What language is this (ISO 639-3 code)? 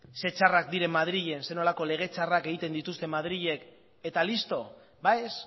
eus